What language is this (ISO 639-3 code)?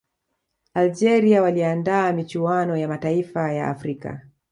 swa